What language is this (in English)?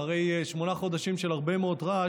Hebrew